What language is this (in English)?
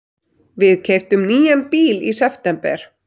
Icelandic